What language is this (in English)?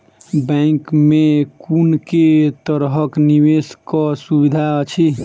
Maithili